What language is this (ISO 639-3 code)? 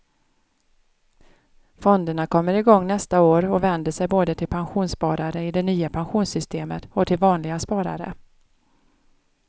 swe